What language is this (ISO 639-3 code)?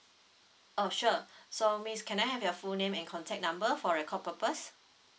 eng